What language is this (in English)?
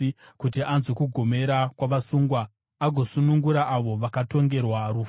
Shona